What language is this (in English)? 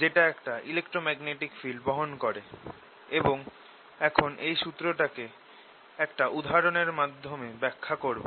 Bangla